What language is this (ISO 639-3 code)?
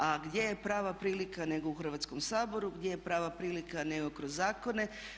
hrv